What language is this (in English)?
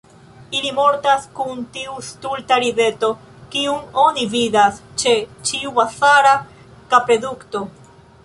Esperanto